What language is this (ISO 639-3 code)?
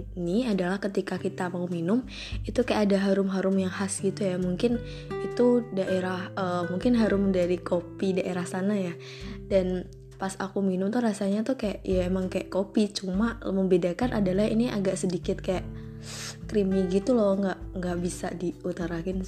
ind